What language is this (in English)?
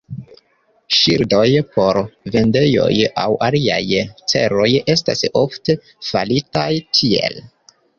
Esperanto